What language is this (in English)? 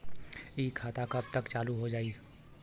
Bhojpuri